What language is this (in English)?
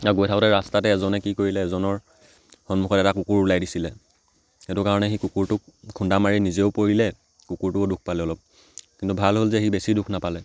Assamese